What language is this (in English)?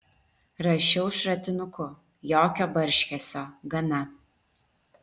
Lithuanian